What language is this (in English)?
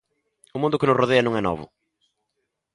Galician